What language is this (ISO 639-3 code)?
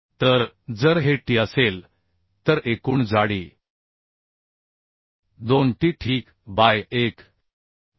mar